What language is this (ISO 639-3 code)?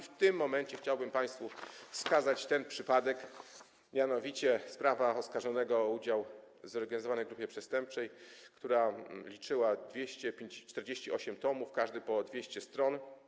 pol